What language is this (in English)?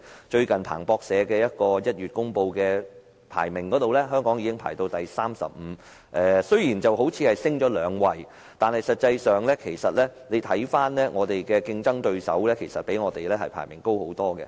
Cantonese